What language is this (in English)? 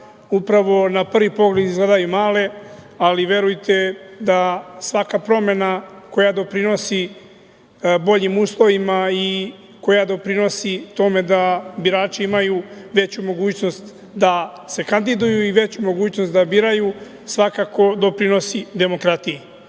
Serbian